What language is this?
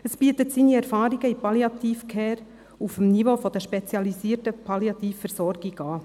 Swiss German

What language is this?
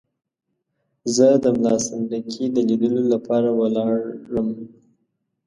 Pashto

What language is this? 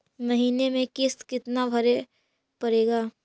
Magahi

